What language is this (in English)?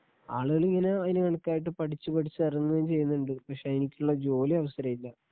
Malayalam